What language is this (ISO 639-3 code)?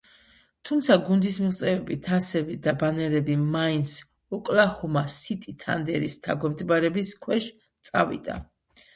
kat